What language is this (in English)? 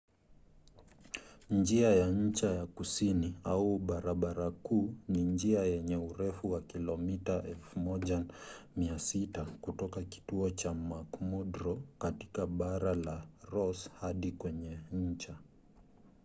Swahili